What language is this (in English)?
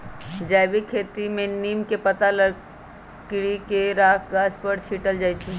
Magahi